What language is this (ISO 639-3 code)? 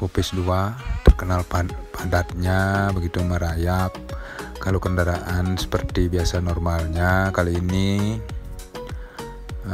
ind